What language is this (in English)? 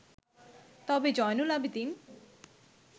Bangla